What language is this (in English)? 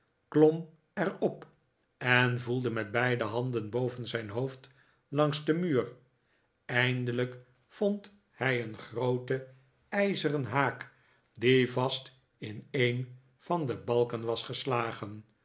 Dutch